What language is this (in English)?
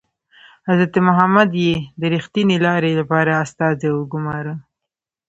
Pashto